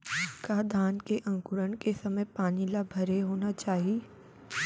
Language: Chhattisgarhi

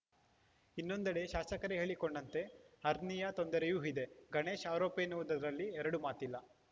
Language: Kannada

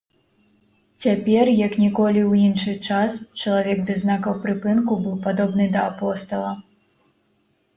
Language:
Belarusian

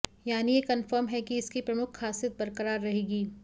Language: Hindi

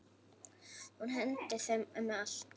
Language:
Icelandic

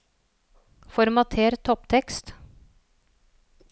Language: Norwegian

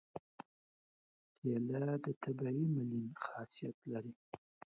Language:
Pashto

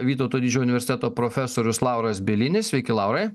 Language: Lithuanian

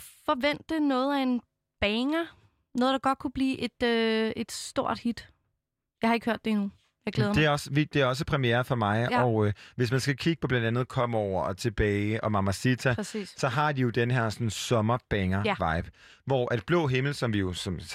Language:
Danish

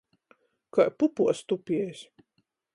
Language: Latgalian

